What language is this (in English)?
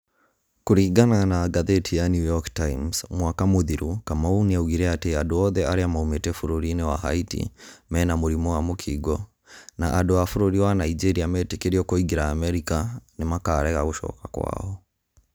Kikuyu